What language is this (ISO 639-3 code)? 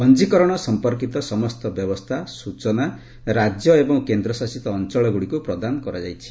ori